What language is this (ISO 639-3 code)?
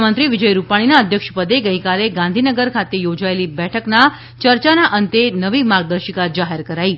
guj